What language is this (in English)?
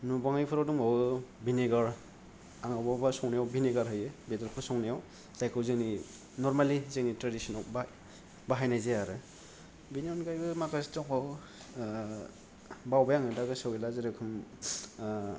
Bodo